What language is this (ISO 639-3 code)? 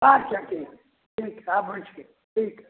mai